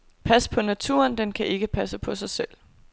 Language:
Danish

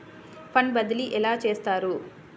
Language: Telugu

